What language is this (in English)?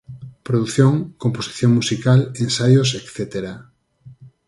Galician